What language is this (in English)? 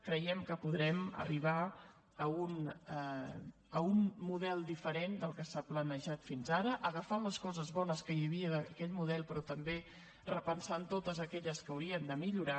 Catalan